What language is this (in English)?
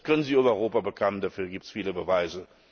German